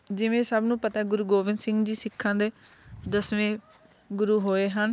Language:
Punjabi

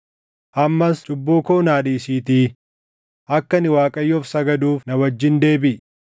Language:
Oromo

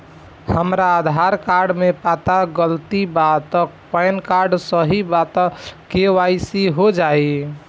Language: Bhojpuri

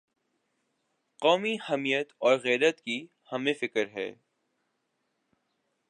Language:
Urdu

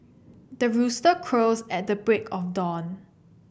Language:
English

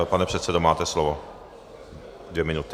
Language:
Czech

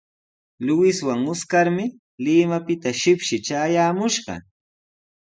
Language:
Sihuas Ancash Quechua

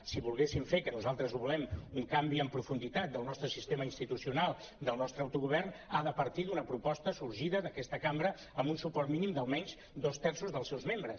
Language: Catalan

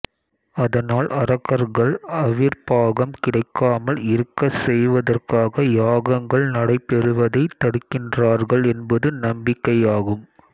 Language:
Tamil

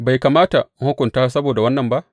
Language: Hausa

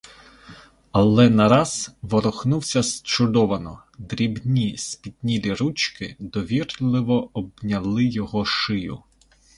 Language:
Ukrainian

